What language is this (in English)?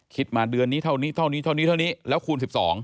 Thai